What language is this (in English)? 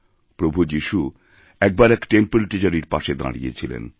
Bangla